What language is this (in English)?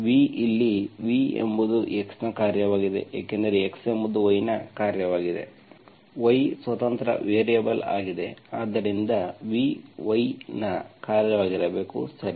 Kannada